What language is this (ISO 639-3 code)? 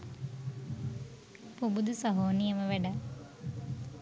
sin